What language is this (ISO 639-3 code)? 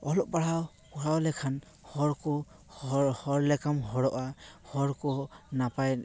sat